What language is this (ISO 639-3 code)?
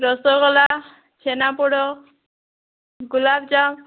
ori